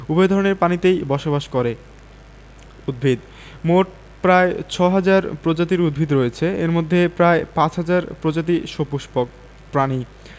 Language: Bangla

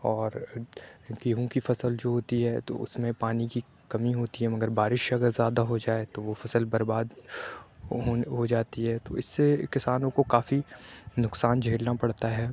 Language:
Urdu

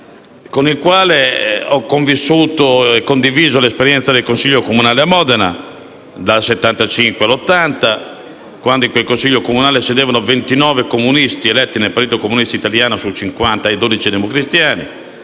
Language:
Italian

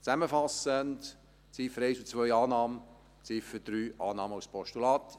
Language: Swiss German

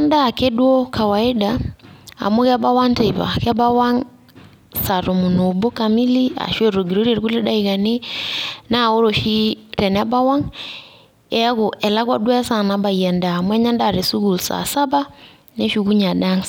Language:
Masai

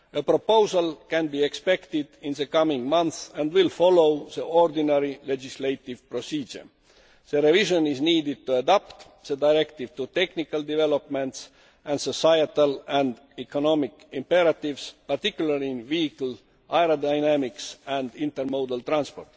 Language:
English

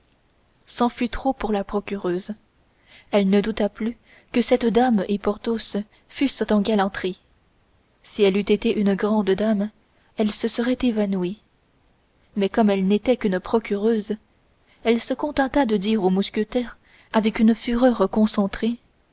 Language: French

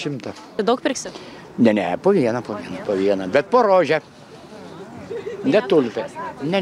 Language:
Lithuanian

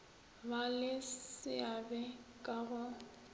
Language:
Northern Sotho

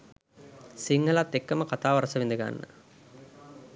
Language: Sinhala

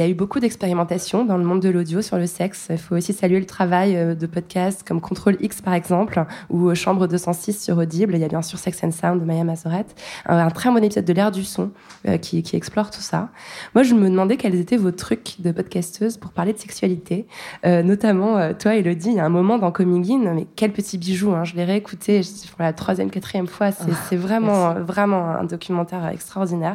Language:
French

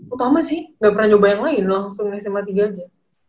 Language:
Indonesian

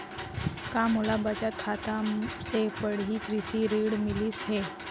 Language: Chhattisgarhi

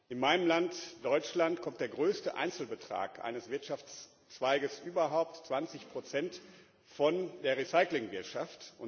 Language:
German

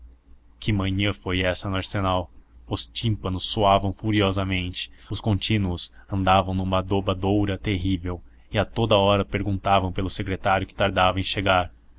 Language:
Portuguese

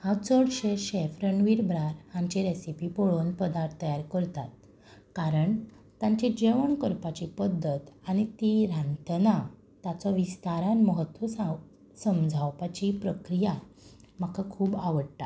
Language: Konkani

